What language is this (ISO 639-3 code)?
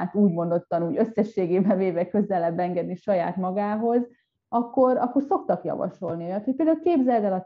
hun